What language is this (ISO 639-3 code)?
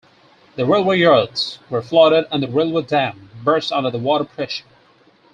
eng